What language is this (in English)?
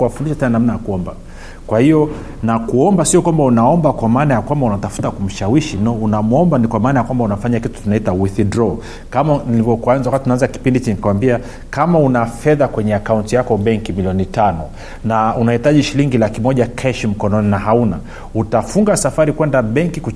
Swahili